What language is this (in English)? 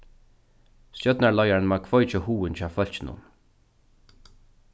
Faroese